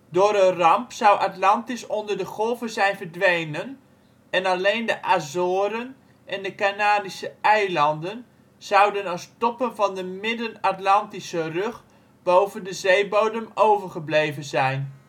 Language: Dutch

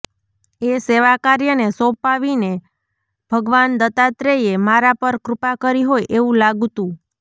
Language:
Gujarati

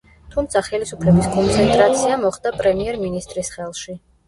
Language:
Georgian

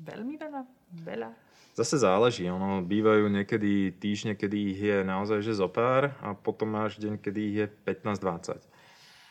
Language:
Slovak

